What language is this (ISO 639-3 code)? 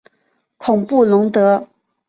zho